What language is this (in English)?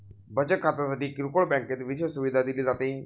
Marathi